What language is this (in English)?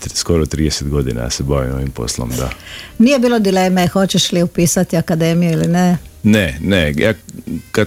Croatian